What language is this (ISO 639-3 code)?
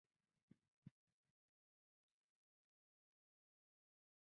zho